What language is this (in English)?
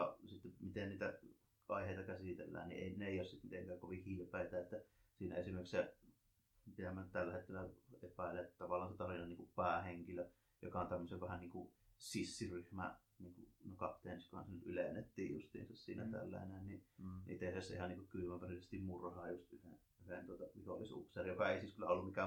Finnish